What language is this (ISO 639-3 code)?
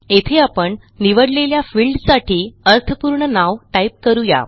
mar